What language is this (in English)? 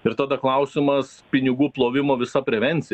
Lithuanian